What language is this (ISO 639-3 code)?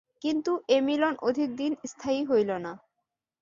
ben